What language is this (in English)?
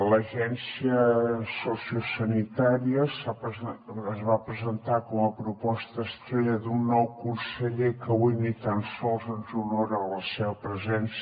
Catalan